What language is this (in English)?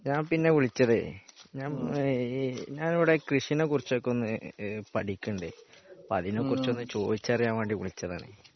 Malayalam